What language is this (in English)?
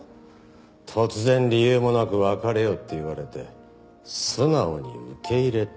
Japanese